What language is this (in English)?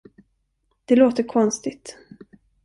Swedish